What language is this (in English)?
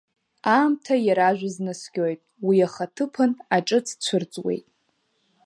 Abkhazian